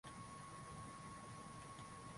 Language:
Swahili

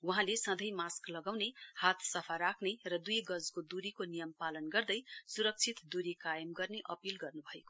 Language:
Nepali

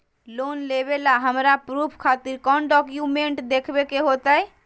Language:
Magahi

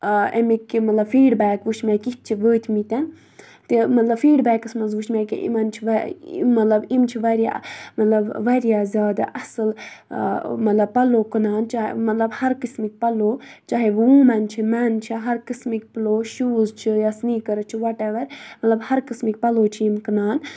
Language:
Kashmiri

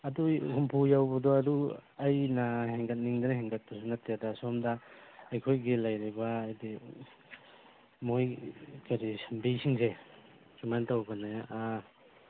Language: Manipuri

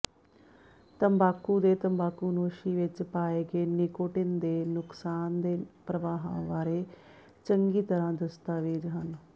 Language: Punjabi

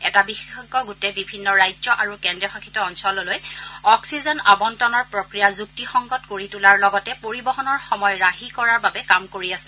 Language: Assamese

